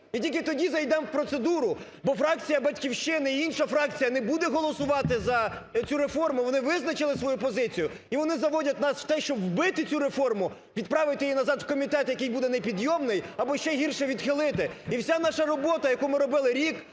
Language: Ukrainian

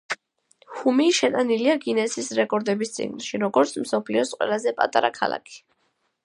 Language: Georgian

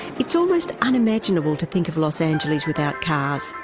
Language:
English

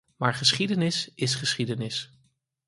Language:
Dutch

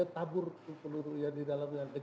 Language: Indonesian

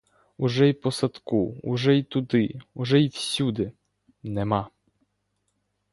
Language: Ukrainian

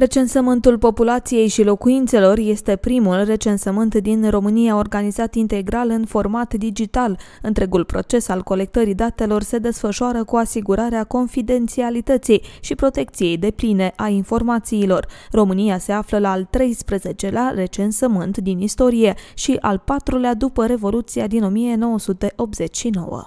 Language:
Romanian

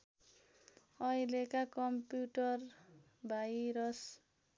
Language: Nepali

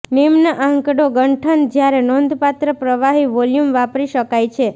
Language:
Gujarati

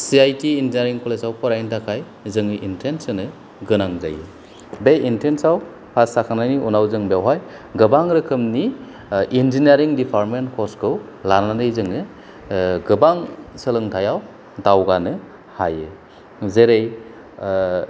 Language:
Bodo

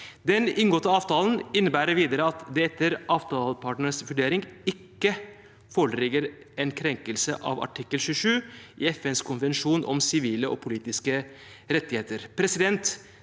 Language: Norwegian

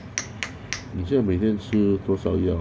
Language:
English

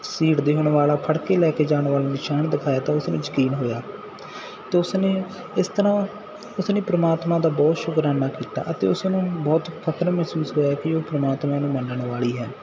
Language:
Punjabi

